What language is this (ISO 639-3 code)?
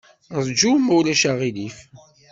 kab